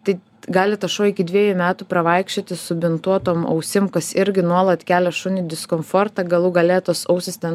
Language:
Lithuanian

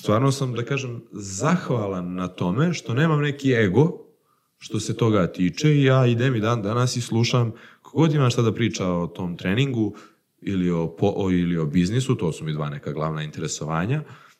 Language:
Croatian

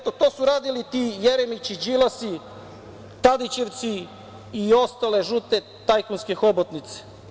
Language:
Serbian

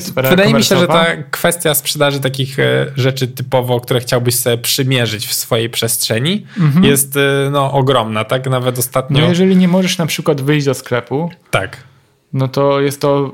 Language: Polish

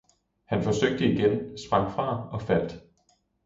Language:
Danish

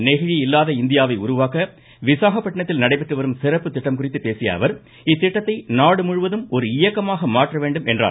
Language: Tamil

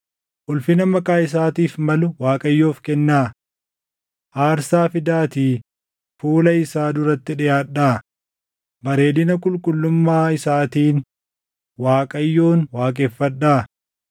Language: Oromo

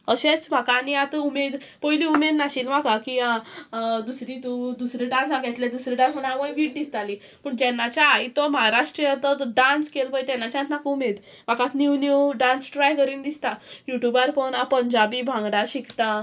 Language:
Konkani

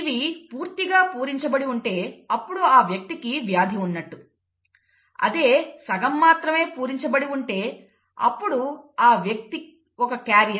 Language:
Telugu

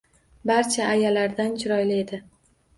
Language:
Uzbek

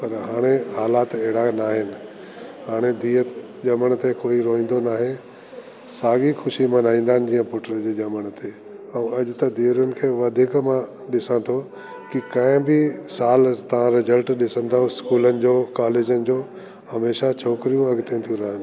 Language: Sindhi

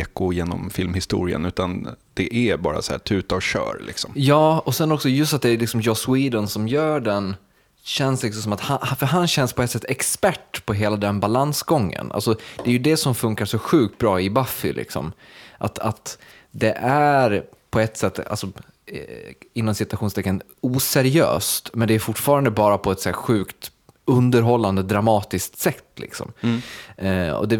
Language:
Swedish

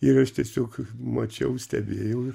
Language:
Lithuanian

